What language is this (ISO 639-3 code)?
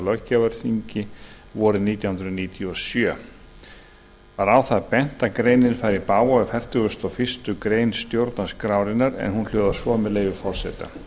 isl